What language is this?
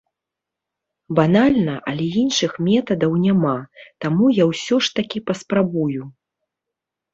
Belarusian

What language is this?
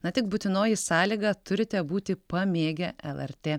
Lithuanian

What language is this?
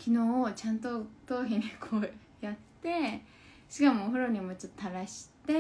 Japanese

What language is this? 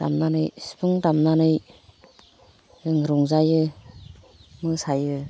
Bodo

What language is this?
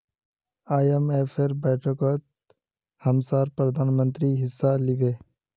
Magahi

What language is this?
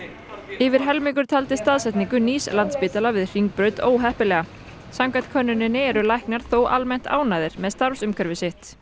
Icelandic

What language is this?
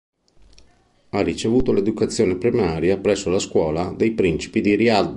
Italian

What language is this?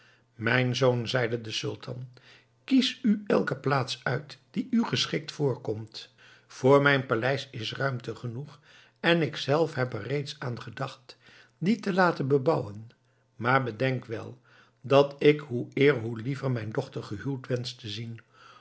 Dutch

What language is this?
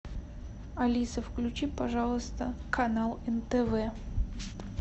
Russian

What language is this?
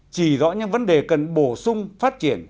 Vietnamese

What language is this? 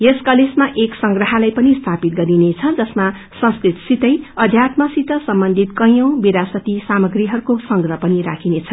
Nepali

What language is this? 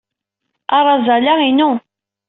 Kabyle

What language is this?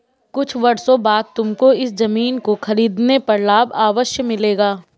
Hindi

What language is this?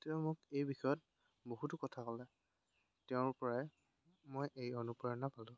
Assamese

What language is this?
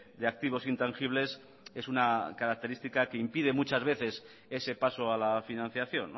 Spanish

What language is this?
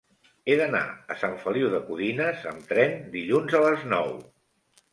Catalan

